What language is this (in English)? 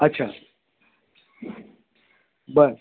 Marathi